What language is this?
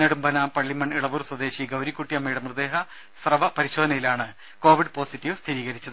Malayalam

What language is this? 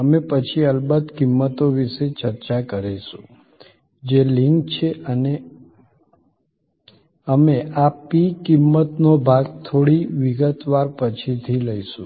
Gujarati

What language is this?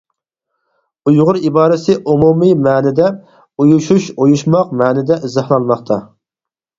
Uyghur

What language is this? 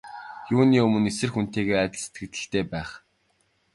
Mongolian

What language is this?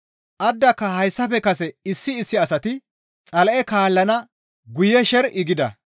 Gamo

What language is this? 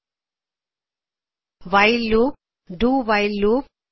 Punjabi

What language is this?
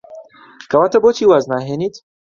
Central Kurdish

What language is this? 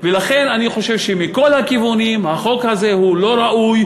Hebrew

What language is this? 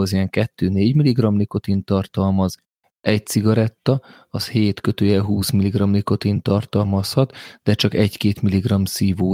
Hungarian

